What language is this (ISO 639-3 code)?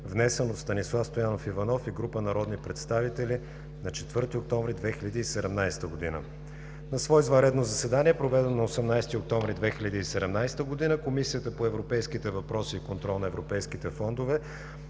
bul